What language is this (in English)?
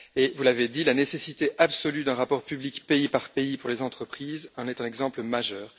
French